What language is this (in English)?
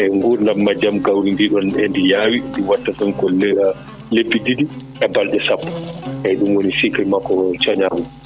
Fula